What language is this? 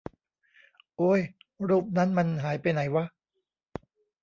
Thai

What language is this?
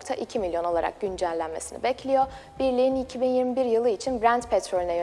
Turkish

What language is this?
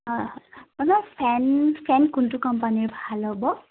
Assamese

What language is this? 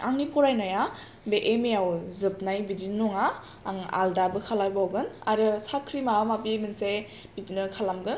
Bodo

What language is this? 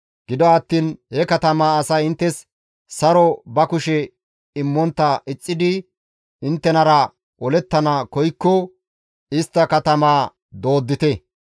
Gamo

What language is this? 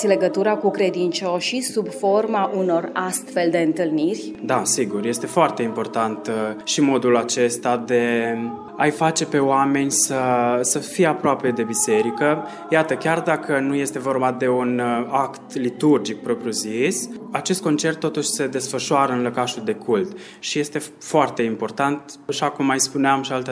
Romanian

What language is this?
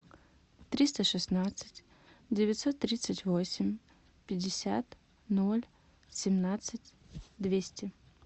Russian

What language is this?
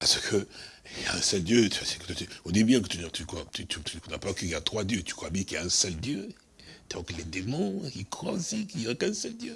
French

